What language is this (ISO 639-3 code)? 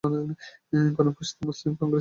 ben